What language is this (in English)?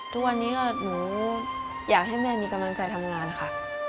Thai